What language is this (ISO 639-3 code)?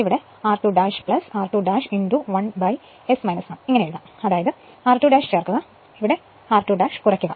mal